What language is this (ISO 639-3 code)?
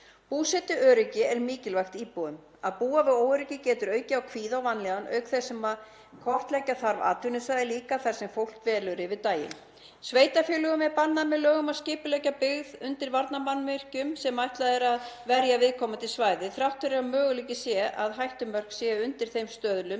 isl